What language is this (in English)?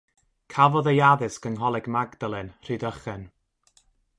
Welsh